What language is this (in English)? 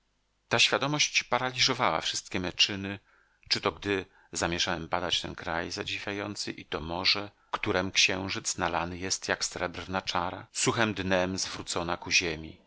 Polish